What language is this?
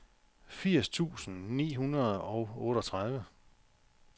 Danish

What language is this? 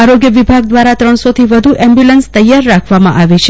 Gujarati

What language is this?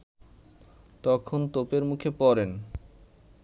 Bangla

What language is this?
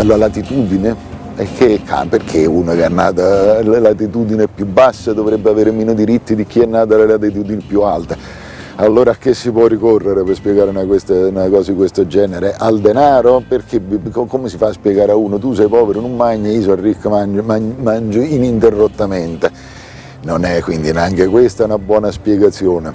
Italian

